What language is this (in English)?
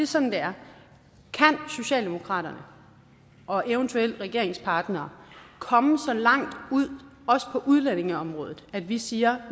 Danish